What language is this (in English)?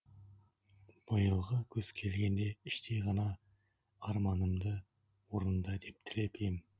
Kazakh